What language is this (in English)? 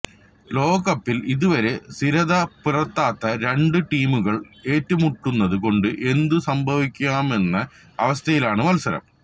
Malayalam